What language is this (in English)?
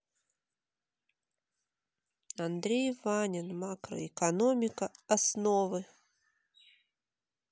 Russian